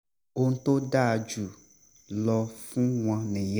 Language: Yoruba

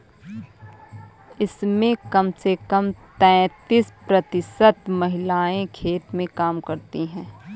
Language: Hindi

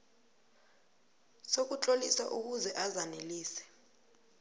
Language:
South Ndebele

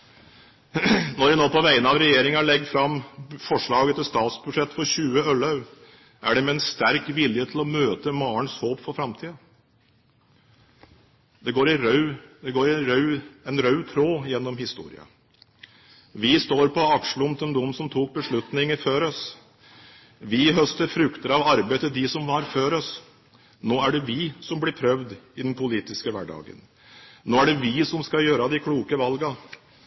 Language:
Norwegian Bokmål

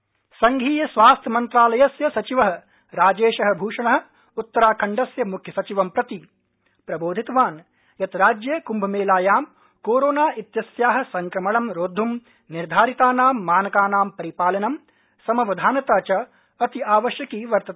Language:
Sanskrit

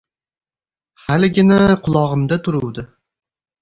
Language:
Uzbek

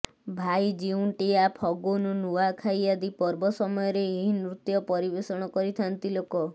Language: Odia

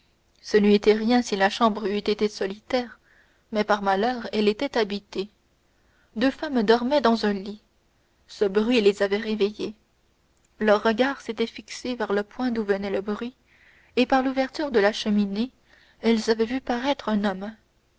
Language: French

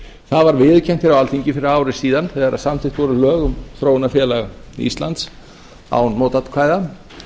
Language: Icelandic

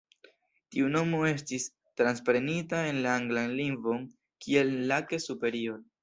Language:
Esperanto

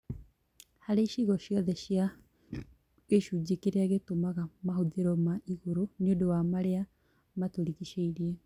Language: Kikuyu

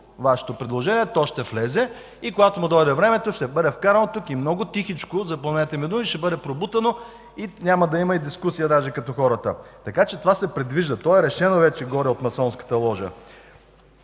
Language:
Bulgarian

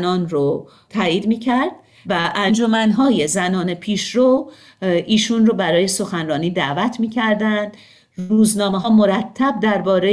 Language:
Persian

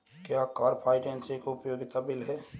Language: Hindi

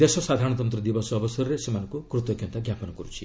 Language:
Odia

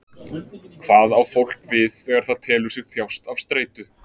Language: Icelandic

